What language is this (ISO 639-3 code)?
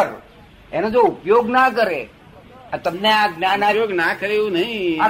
guj